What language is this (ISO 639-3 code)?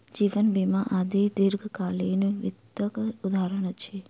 mai